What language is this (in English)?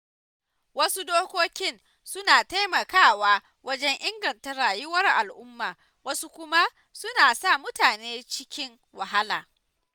Hausa